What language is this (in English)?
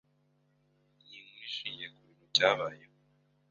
Kinyarwanda